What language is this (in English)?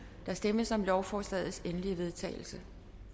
Danish